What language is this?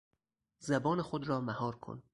Persian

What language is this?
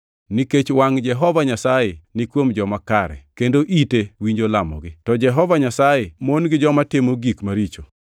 Luo (Kenya and Tanzania)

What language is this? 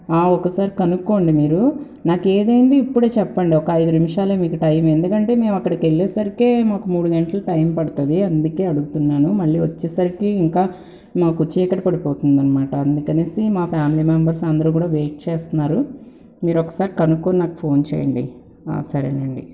Telugu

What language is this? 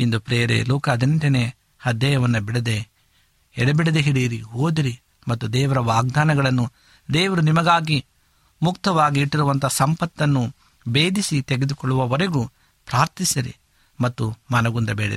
Kannada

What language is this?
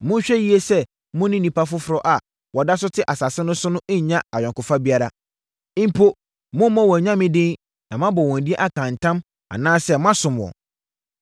Akan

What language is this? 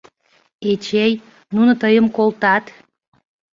Mari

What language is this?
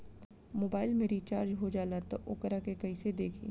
Bhojpuri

